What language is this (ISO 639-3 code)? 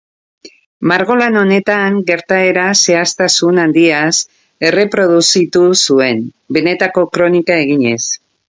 eus